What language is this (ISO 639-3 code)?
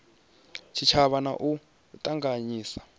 ven